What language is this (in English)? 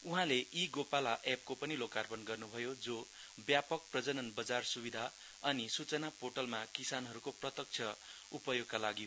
Nepali